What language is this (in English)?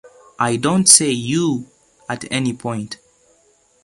English